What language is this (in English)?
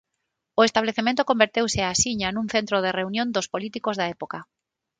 Galician